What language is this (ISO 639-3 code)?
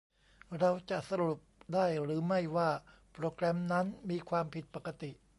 tha